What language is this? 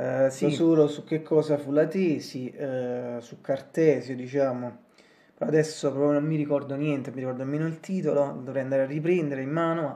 Italian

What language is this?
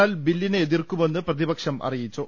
Malayalam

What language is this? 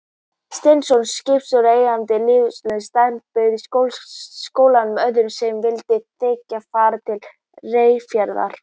Icelandic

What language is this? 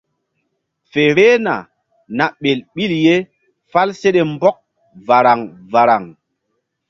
Mbum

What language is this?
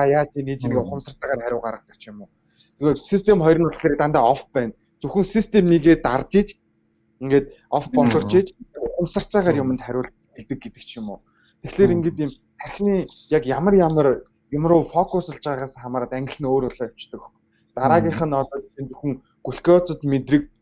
Korean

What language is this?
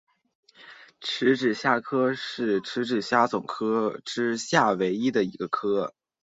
Chinese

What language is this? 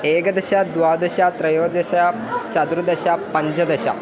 Sanskrit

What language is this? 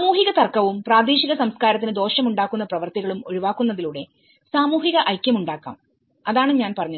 Malayalam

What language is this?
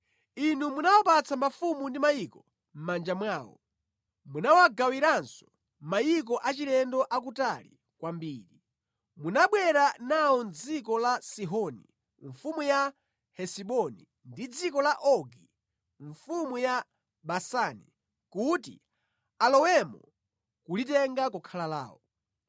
Nyanja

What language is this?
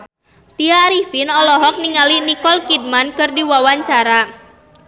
Sundanese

